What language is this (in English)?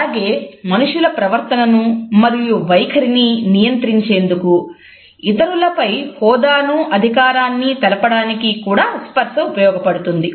Telugu